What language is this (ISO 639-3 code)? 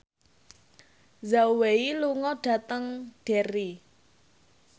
jav